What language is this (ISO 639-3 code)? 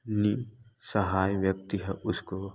hin